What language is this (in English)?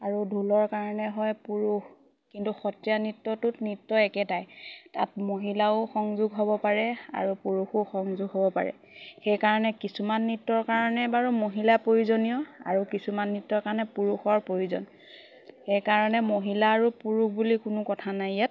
Assamese